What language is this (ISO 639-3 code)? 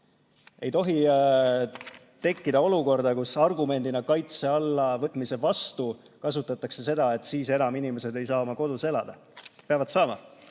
est